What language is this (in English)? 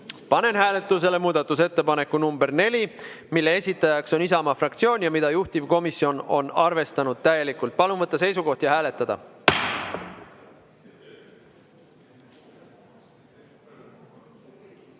Estonian